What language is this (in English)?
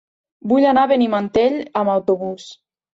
Catalan